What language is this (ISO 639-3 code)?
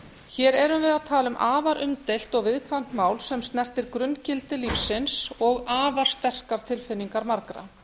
isl